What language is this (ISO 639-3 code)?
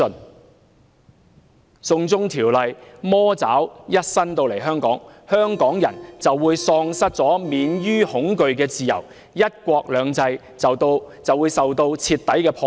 yue